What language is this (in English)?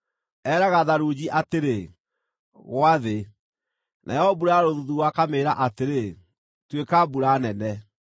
Kikuyu